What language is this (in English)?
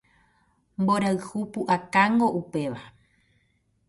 Guarani